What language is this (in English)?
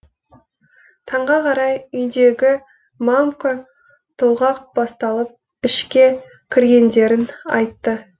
Kazakh